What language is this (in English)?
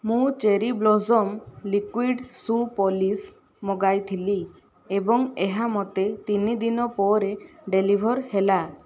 Odia